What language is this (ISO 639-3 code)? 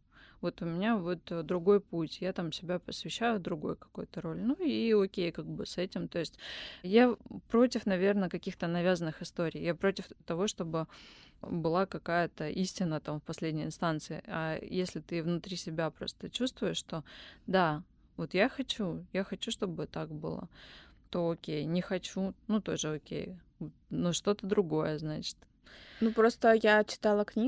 rus